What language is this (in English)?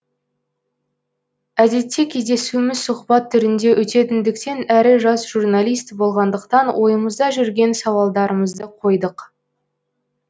Kazakh